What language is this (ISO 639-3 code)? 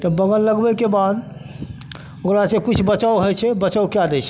mai